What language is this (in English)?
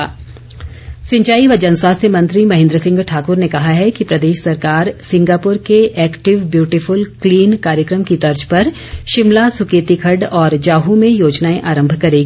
Hindi